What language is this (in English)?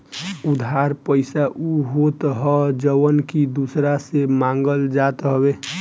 Bhojpuri